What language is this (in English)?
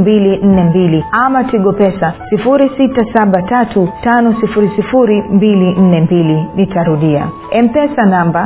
Swahili